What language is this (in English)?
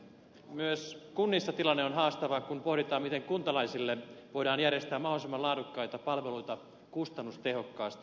Finnish